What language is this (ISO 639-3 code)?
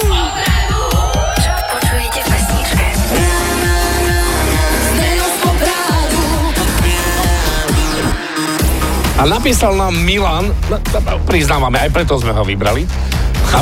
slk